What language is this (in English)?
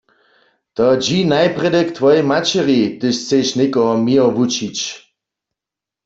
Upper Sorbian